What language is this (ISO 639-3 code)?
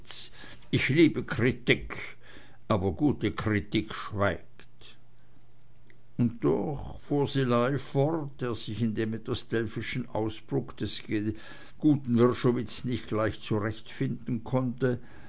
deu